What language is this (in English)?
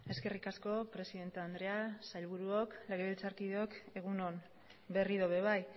Basque